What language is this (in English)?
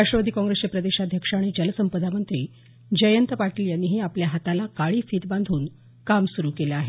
Marathi